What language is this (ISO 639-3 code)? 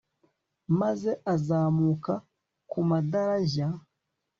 kin